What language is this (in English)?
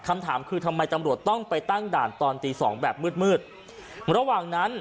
Thai